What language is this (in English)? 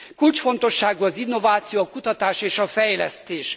Hungarian